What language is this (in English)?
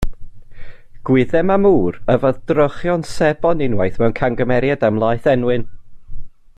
Welsh